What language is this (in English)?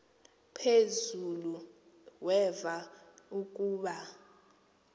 Xhosa